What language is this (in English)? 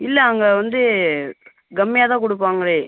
Tamil